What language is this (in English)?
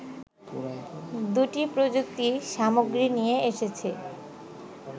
Bangla